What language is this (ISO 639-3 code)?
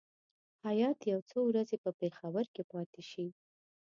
pus